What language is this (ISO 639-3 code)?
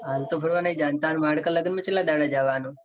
guj